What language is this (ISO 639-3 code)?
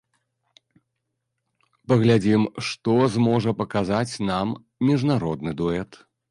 bel